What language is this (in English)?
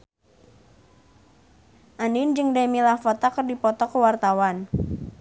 Sundanese